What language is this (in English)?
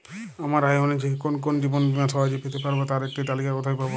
Bangla